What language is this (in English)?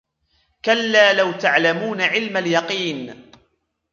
Arabic